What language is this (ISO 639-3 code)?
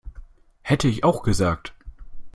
deu